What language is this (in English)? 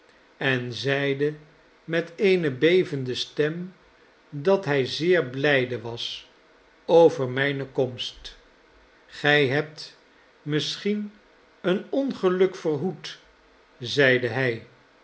Dutch